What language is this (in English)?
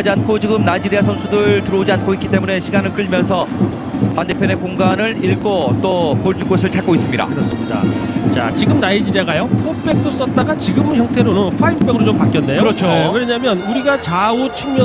Korean